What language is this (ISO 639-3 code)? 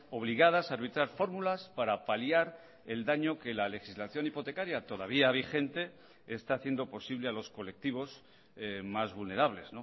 spa